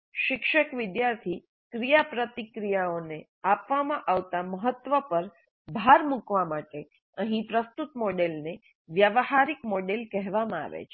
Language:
Gujarati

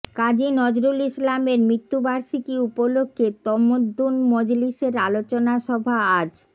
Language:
Bangla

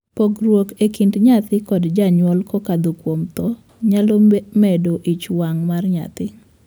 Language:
Luo (Kenya and Tanzania)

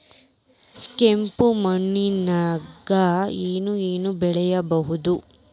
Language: Kannada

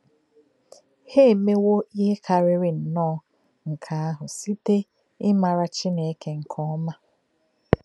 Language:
Igbo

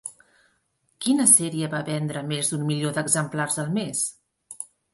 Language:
Catalan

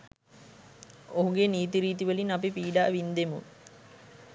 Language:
Sinhala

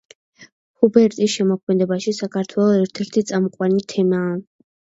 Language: Georgian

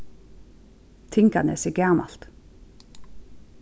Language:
Faroese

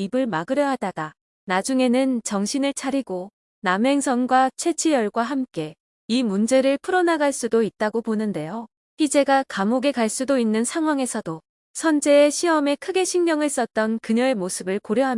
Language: Korean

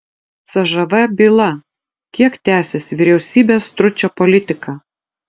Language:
Lithuanian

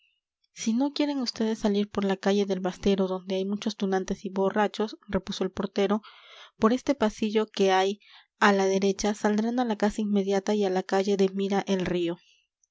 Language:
Spanish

